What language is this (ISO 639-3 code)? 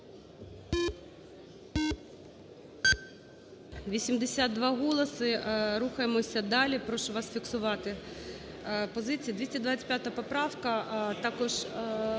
ukr